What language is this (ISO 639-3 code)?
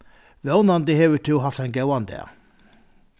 fao